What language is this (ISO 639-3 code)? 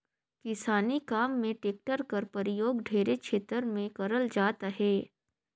hne